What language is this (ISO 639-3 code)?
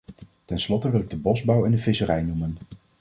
nld